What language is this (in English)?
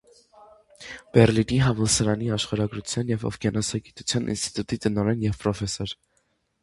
Armenian